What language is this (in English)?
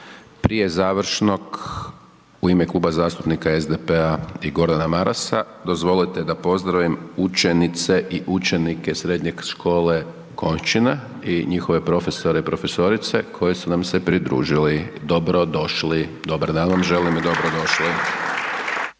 Croatian